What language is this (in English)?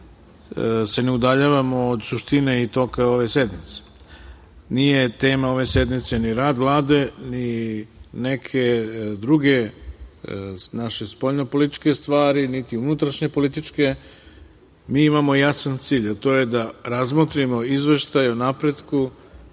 Serbian